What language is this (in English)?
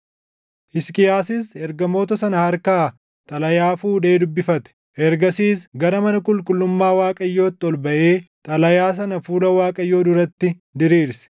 Oromo